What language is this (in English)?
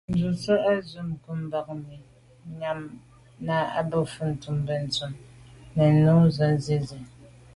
Medumba